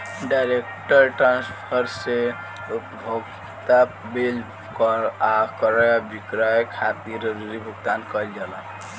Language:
Bhojpuri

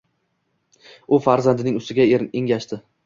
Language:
Uzbek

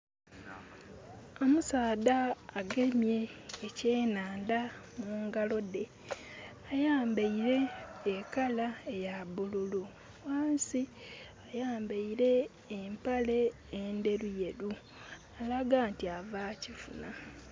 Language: Soga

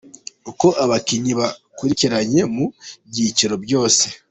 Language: Kinyarwanda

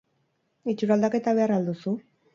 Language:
Basque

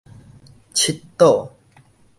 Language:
Min Nan Chinese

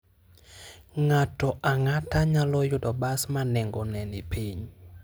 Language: Luo (Kenya and Tanzania)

